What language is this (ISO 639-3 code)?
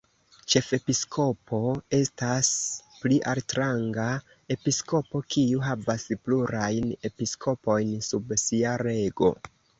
epo